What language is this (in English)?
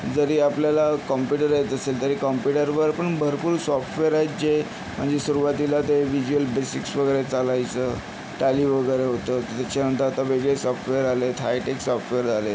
Marathi